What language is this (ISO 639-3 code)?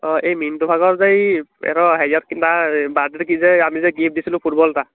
asm